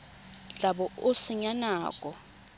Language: Tswana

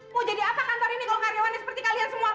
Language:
Indonesian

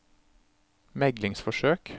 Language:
Norwegian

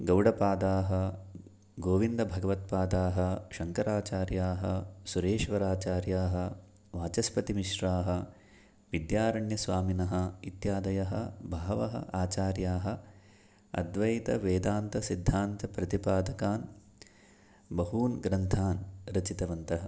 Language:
Sanskrit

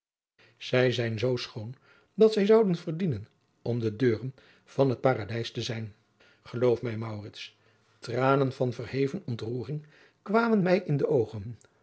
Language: Dutch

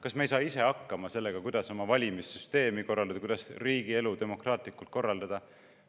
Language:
Estonian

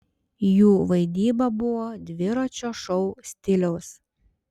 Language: Lithuanian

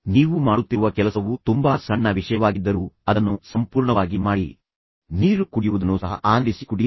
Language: Kannada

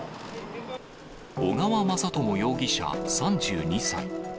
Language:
Japanese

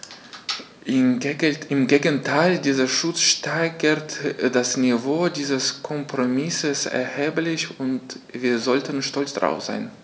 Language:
German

